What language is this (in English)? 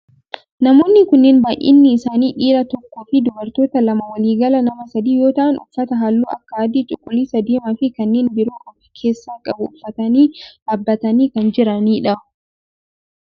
Oromo